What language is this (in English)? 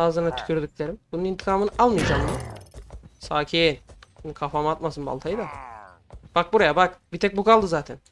Turkish